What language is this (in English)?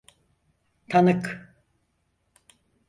Turkish